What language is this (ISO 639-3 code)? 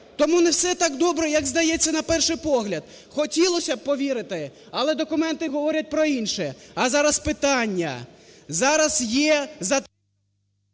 ukr